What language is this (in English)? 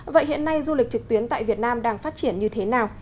Vietnamese